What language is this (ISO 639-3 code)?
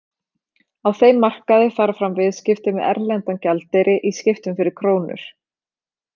isl